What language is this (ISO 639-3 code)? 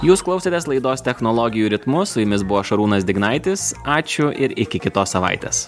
lit